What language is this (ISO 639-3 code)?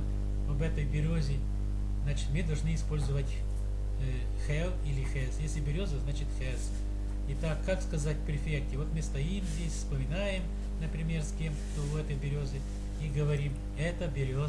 rus